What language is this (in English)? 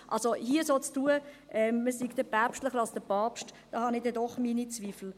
Swiss German